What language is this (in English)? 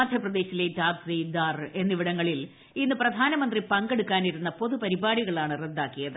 Malayalam